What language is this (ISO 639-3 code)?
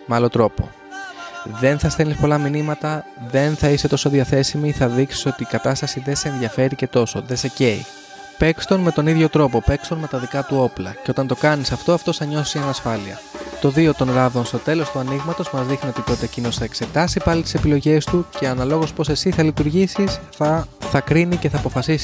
ell